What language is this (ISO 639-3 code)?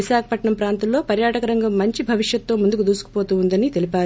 tel